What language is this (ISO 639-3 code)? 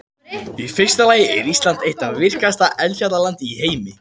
isl